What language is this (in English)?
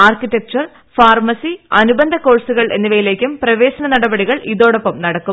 Malayalam